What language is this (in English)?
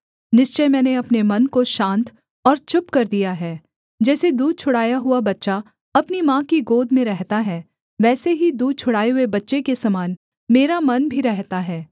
Hindi